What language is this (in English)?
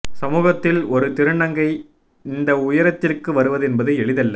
Tamil